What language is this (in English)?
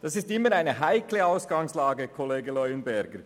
Swiss German